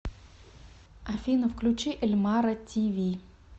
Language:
Russian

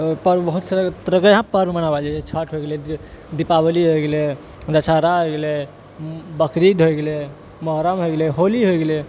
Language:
Maithili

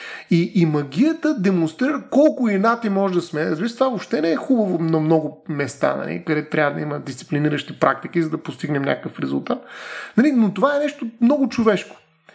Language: Bulgarian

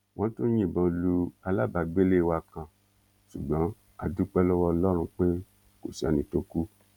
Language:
Yoruba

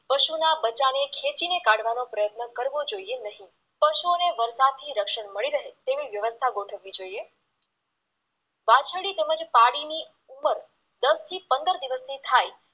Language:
Gujarati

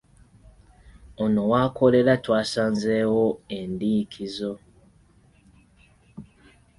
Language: Ganda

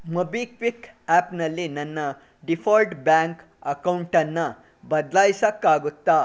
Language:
Kannada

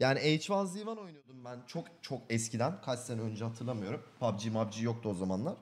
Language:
Turkish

